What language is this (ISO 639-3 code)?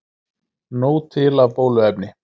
isl